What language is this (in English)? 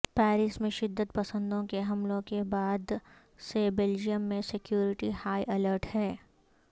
Urdu